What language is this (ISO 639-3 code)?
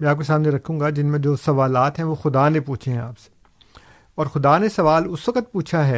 urd